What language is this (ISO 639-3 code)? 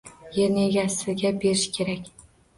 uzb